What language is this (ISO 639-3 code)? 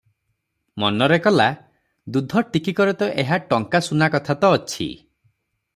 ori